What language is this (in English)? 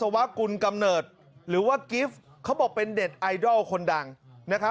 Thai